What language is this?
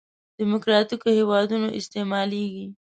Pashto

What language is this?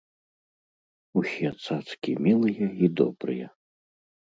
Belarusian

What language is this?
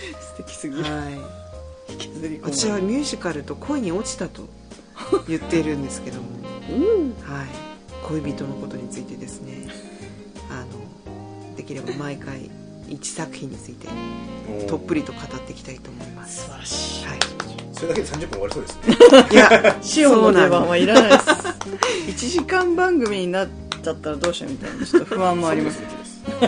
Japanese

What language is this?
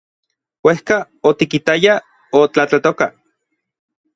Orizaba Nahuatl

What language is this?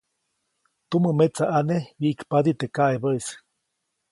Copainalá Zoque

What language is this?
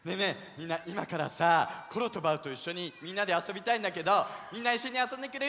Japanese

